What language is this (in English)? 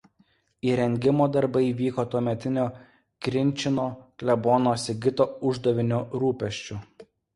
Lithuanian